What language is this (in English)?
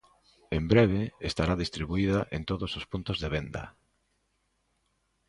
Galician